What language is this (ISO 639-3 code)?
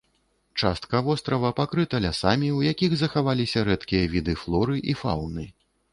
bel